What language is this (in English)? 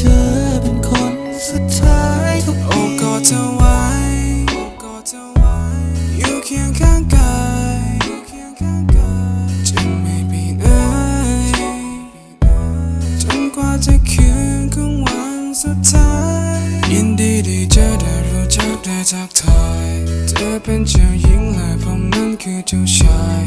Thai